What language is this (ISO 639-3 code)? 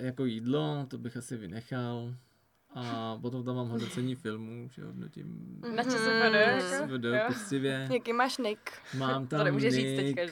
ces